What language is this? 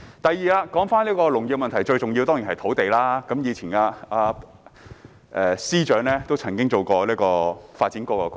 Cantonese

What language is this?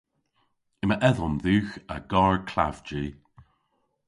Cornish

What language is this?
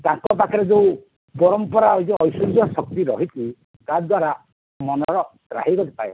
Odia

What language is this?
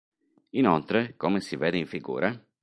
Italian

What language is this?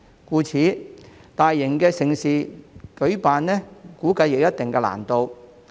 Cantonese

